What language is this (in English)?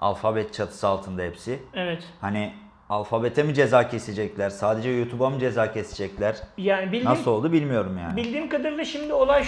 Turkish